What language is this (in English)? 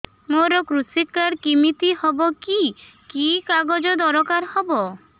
Odia